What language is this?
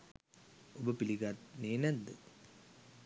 Sinhala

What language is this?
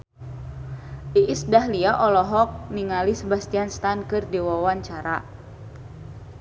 Sundanese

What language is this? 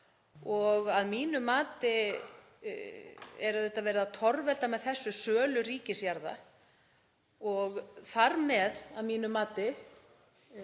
Icelandic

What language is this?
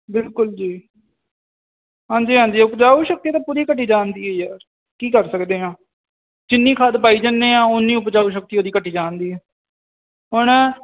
Punjabi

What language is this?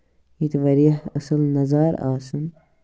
Kashmiri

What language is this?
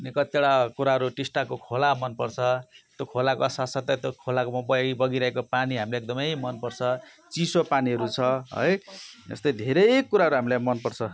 Nepali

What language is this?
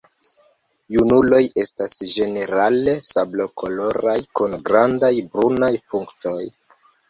Esperanto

